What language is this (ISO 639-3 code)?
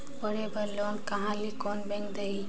hne